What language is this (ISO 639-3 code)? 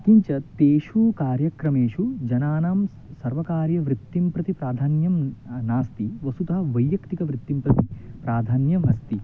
san